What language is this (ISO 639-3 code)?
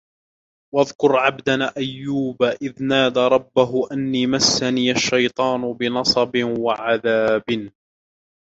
ara